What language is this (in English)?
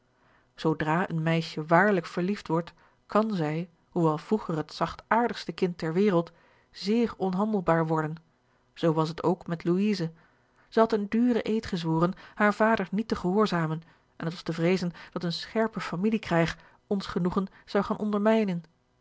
Dutch